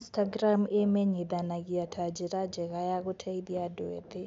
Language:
Kikuyu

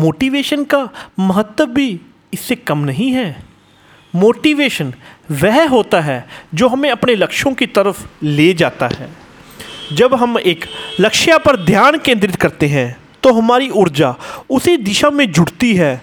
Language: Hindi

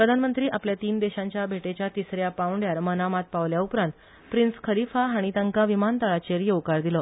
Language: Konkani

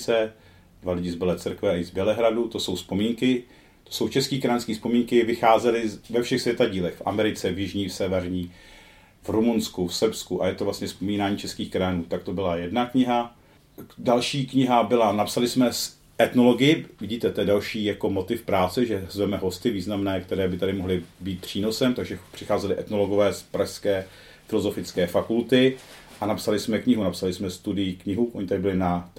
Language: Czech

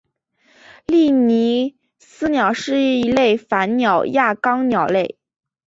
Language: Chinese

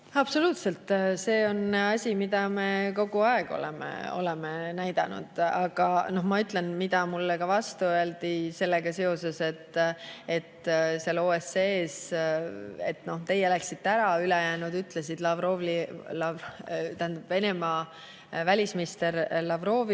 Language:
Estonian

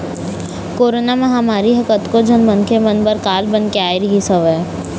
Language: Chhattisgarhi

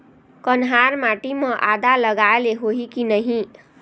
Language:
Chhattisgarhi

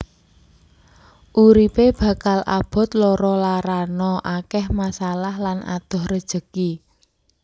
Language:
Javanese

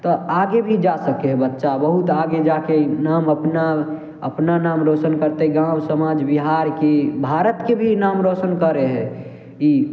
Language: Maithili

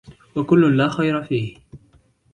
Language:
Arabic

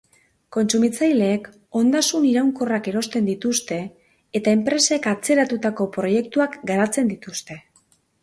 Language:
Basque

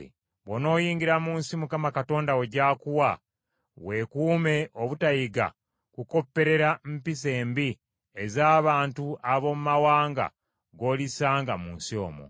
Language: Ganda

